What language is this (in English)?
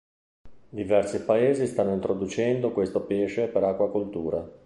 Italian